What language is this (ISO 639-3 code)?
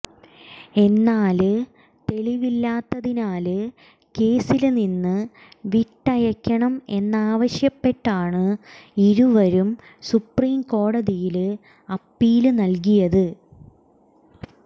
mal